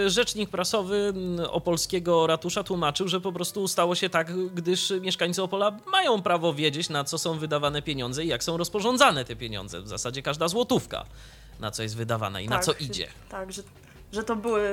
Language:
Polish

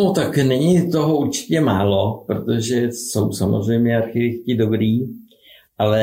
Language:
Czech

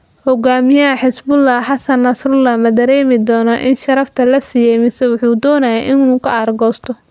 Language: Somali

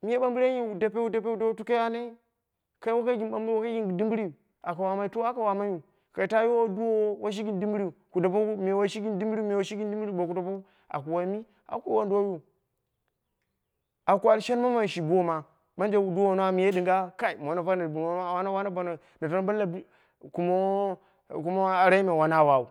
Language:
Dera (Nigeria)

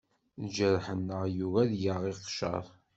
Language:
Kabyle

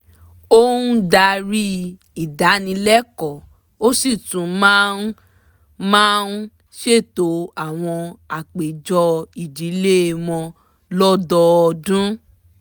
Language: Yoruba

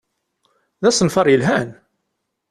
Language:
Kabyle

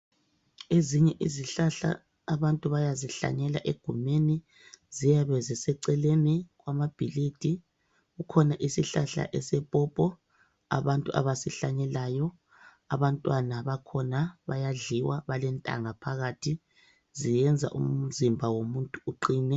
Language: North Ndebele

